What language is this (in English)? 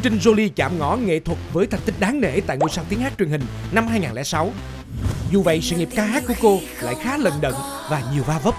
Vietnamese